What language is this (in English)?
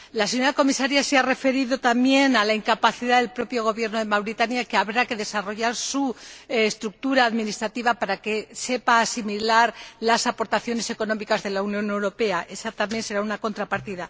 Spanish